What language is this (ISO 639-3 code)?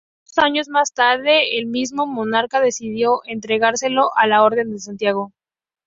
spa